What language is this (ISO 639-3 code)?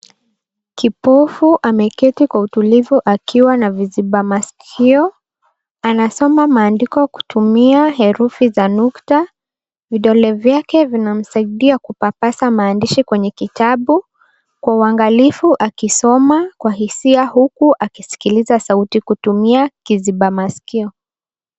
swa